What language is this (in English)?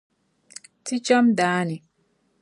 Dagbani